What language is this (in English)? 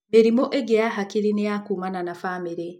Kikuyu